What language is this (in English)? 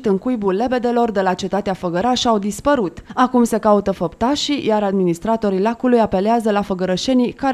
Romanian